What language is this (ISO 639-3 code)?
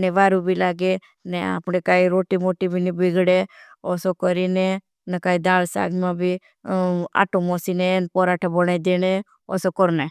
bhb